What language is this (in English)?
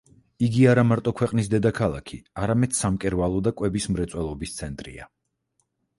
Georgian